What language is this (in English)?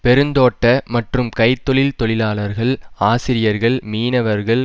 Tamil